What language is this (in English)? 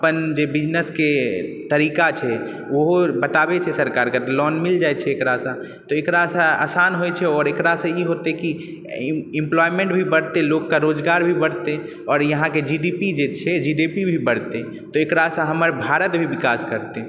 Maithili